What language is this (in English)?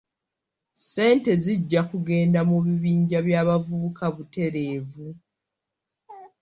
Ganda